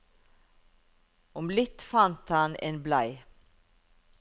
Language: Norwegian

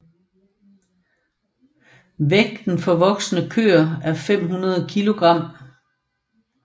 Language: Danish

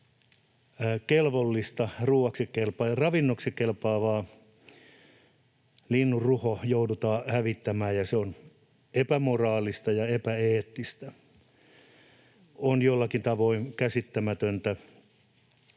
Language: Finnish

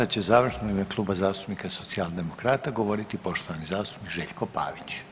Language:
Croatian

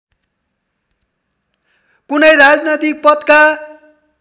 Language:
Nepali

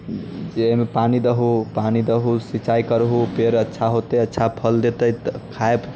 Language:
Maithili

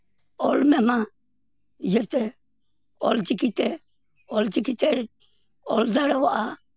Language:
Santali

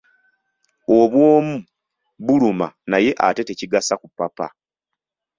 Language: Ganda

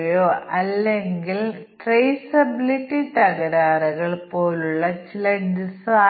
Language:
Malayalam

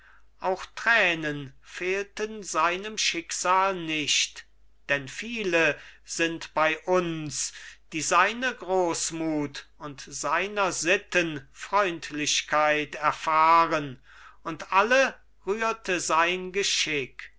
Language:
German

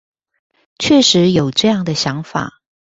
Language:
Chinese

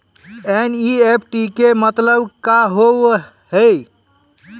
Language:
Maithili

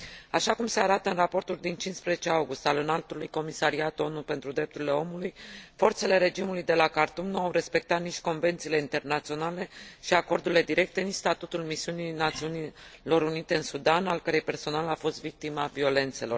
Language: Romanian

